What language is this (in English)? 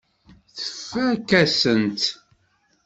Kabyle